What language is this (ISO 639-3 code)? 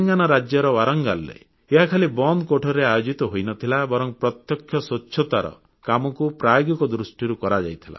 ori